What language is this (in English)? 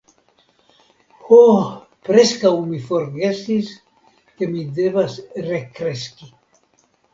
Esperanto